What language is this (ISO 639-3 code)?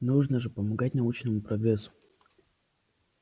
rus